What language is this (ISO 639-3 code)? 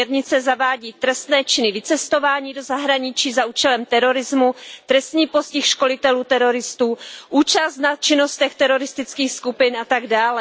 ces